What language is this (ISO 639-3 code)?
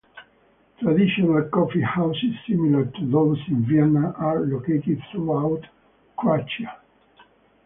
eng